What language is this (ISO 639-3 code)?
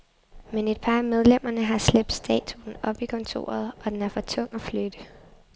dan